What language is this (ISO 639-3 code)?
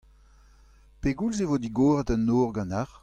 bre